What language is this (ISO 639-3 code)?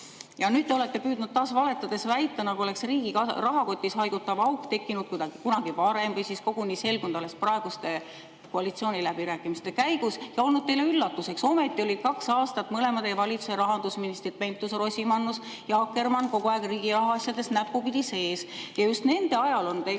est